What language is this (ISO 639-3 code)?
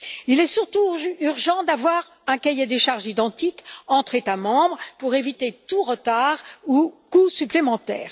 fra